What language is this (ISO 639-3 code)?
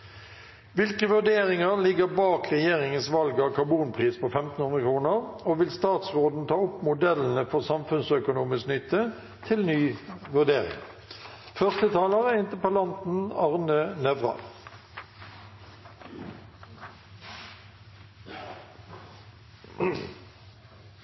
nor